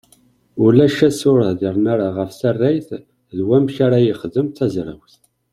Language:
Kabyle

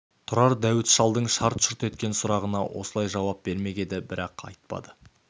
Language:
Kazakh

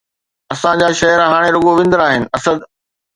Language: Sindhi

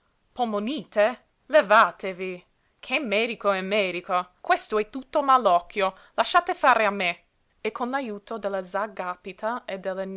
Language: Italian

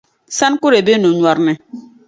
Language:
Dagbani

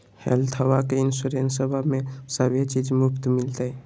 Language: Magahi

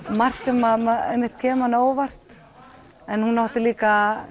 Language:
Icelandic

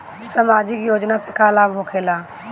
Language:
Bhojpuri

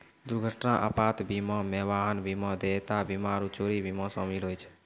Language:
Maithili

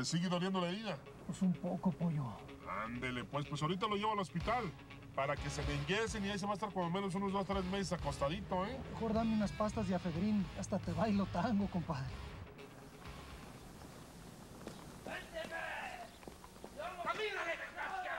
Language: Spanish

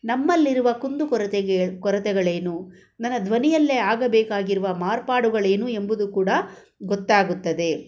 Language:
Kannada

